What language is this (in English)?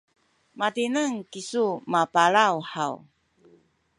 Sakizaya